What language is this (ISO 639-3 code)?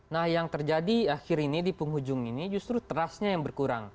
ind